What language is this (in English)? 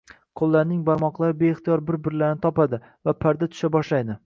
Uzbek